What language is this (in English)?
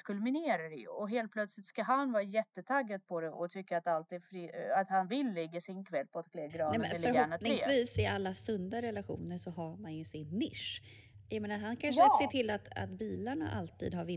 Swedish